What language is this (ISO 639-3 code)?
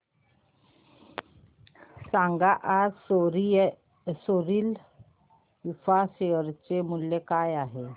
mar